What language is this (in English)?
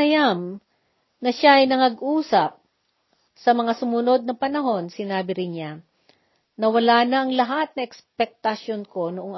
Filipino